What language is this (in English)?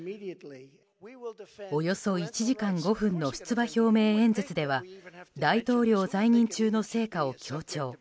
Japanese